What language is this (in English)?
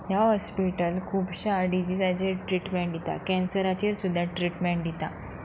Konkani